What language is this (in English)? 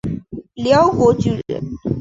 Chinese